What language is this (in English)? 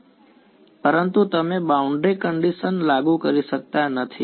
Gujarati